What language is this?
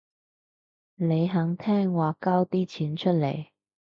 Cantonese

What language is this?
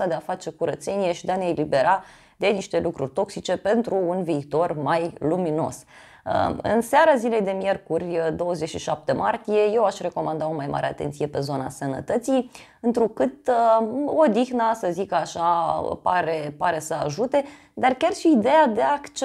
Romanian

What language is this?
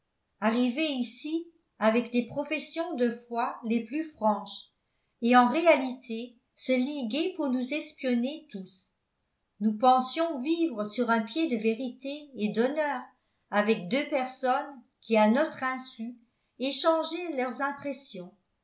French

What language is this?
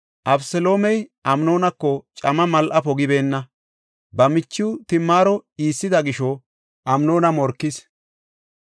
Gofa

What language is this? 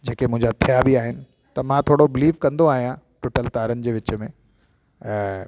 Sindhi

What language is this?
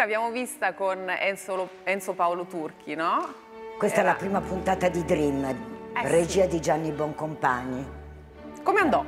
Italian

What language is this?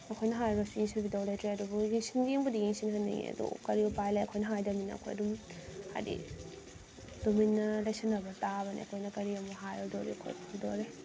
Manipuri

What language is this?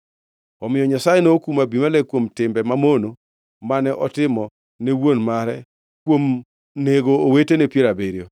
Luo (Kenya and Tanzania)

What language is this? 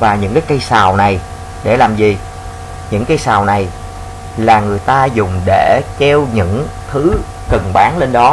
Vietnamese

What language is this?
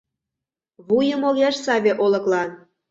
Mari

